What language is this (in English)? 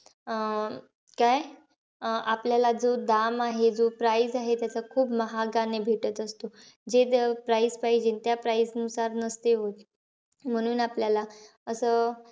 Marathi